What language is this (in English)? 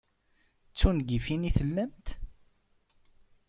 Kabyle